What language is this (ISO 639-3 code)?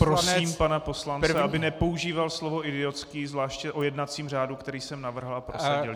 ces